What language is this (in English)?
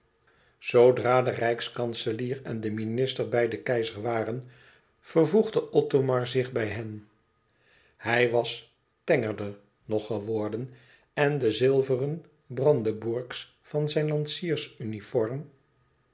Dutch